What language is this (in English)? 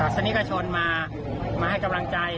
Thai